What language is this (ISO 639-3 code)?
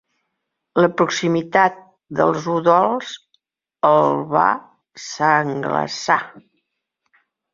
cat